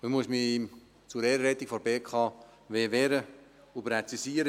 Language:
Swiss German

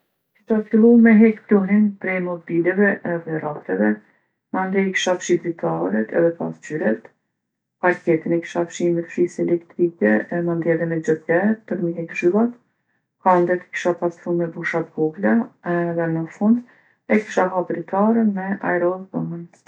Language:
Gheg Albanian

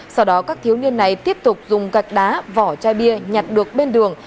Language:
Vietnamese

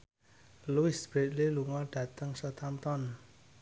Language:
Javanese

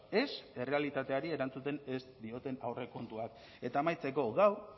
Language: Basque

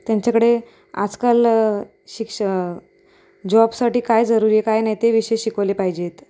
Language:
Marathi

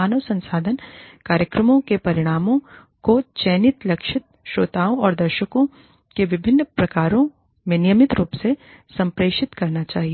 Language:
Hindi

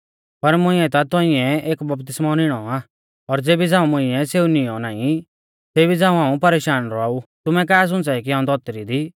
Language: Mahasu Pahari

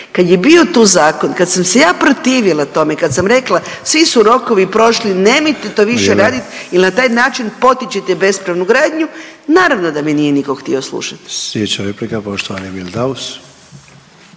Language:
Croatian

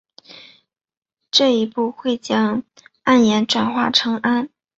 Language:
Chinese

